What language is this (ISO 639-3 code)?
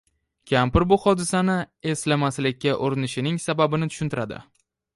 uzb